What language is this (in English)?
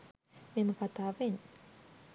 Sinhala